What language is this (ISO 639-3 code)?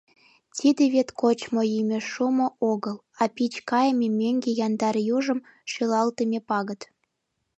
chm